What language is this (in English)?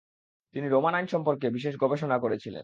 Bangla